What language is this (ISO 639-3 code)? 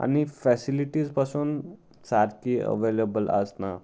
kok